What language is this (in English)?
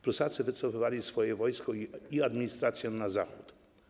Polish